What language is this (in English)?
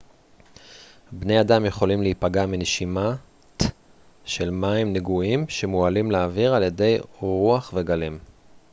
Hebrew